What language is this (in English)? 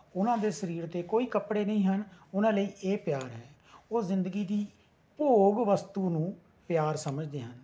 Punjabi